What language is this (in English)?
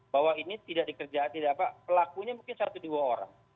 Indonesian